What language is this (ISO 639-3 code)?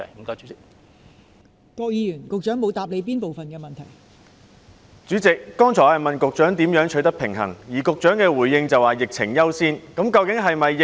yue